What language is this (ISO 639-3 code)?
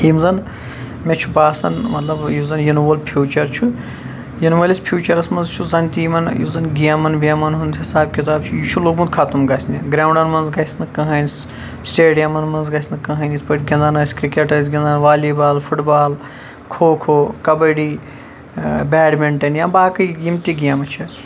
kas